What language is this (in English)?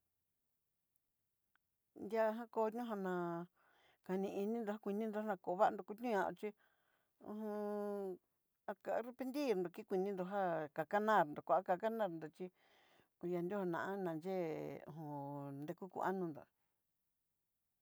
Southeastern Nochixtlán Mixtec